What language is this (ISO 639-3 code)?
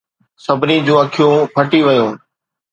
snd